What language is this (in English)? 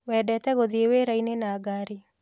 Kikuyu